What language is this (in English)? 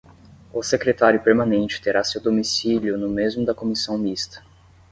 Portuguese